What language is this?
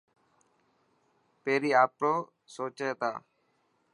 Dhatki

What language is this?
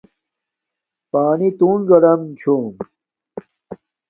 Domaaki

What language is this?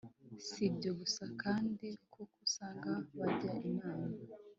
Kinyarwanda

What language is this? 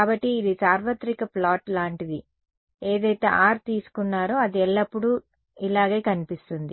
Telugu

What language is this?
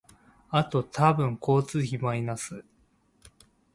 Japanese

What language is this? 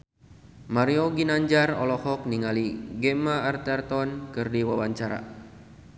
Sundanese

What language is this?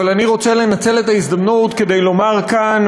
Hebrew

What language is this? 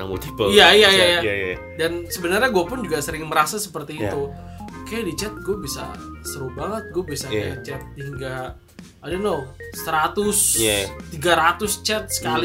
Indonesian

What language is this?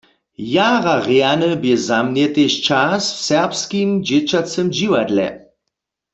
Upper Sorbian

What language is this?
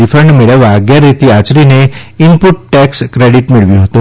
Gujarati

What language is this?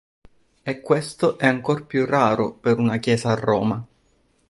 Italian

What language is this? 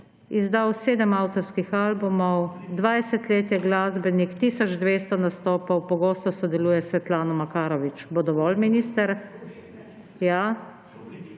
Slovenian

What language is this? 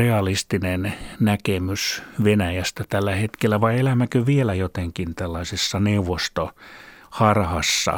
Finnish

